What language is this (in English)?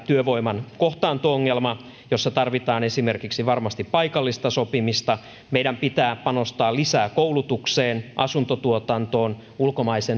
Finnish